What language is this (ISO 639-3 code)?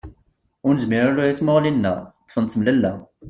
kab